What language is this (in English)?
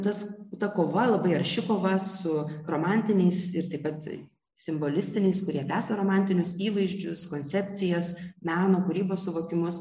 Lithuanian